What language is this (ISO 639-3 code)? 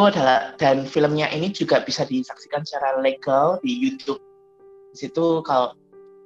ind